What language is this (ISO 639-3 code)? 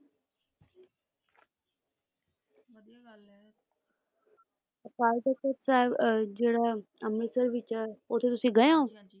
pan